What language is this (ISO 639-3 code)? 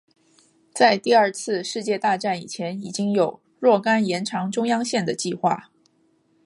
zho